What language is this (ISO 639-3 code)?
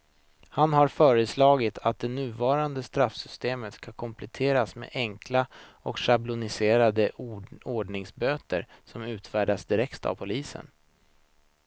swe